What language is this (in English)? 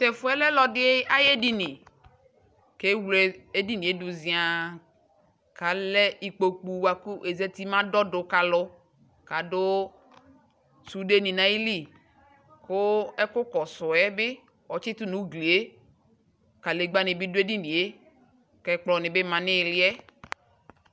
Ikposo